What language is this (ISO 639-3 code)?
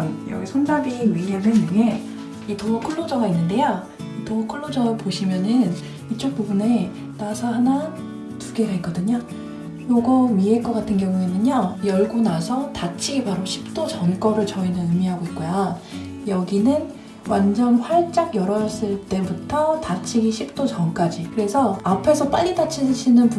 kor